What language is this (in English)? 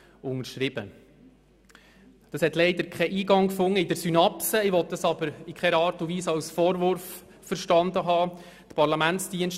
Swiss German